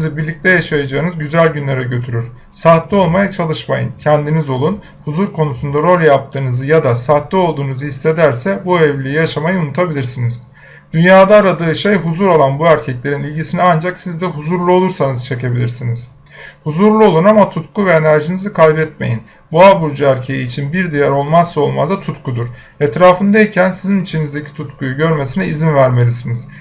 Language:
Turkish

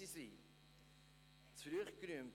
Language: Swiss German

